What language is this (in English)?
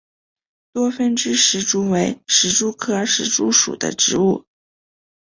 Chinese